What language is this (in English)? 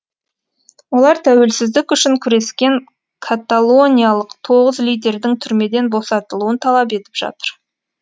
Kazakh